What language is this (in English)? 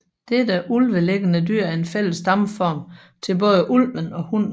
Danish